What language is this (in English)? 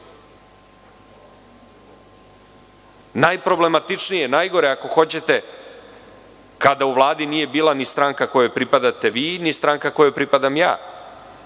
Serbian